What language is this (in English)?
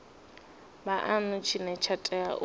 Venda